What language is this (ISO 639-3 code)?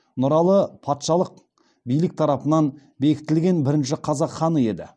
kaz